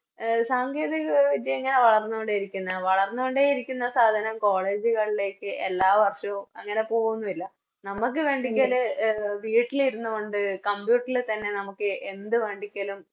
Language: Malayalam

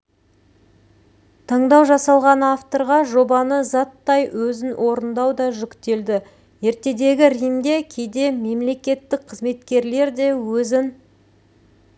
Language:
Kazakh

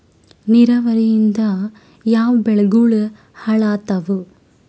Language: Kannada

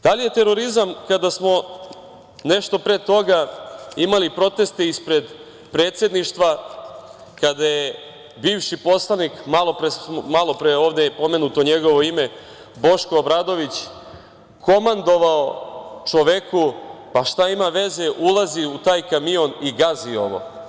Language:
Serbian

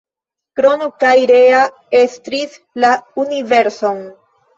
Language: Esperanto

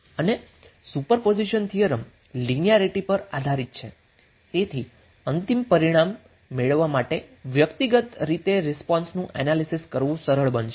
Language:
Gujarati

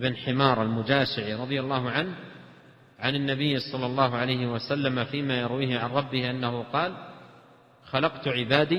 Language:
Arabic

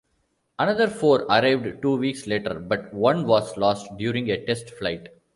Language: English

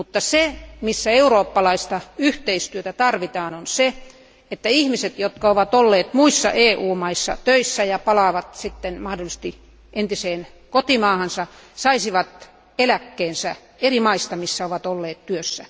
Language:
Finnish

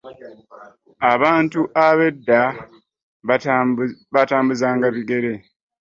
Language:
Ganda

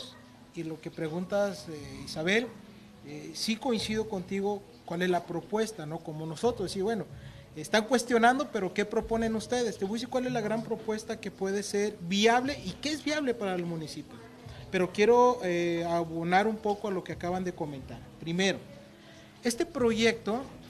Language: Spanish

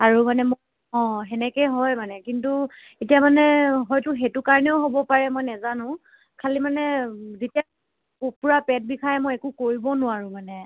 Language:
Assamese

